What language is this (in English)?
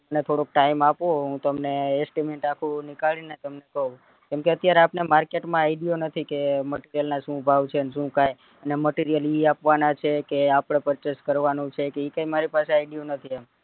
Gujarati